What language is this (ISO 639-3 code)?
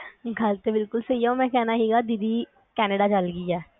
pan